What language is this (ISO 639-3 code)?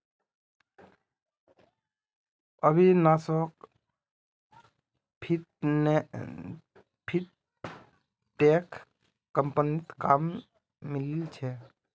mag